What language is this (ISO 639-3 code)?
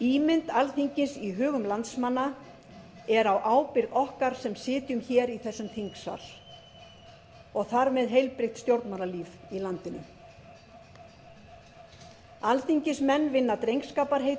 isl